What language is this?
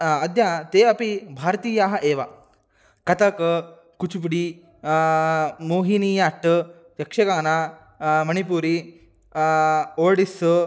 Sanskrit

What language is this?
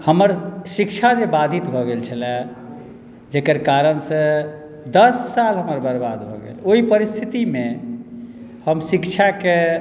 Maithili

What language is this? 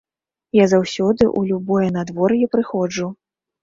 Belarusian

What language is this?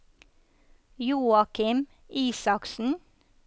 Norwegian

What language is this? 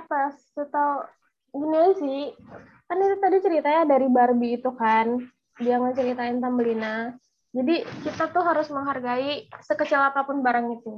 Indonesian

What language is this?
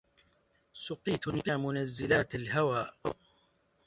Arabic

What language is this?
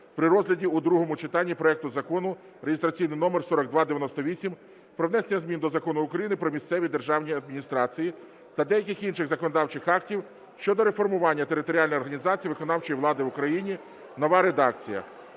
Ukrainian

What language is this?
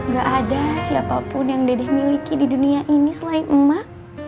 Indonesian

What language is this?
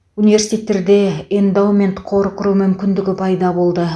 Kazakh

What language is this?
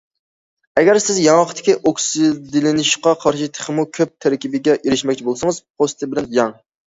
Uyghur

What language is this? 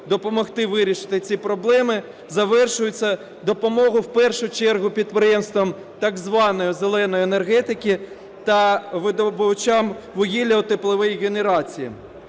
Ukrainian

